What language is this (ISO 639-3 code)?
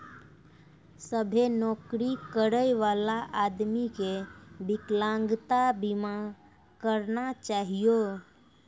mai